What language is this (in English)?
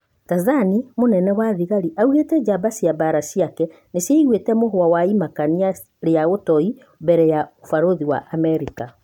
Kikuyu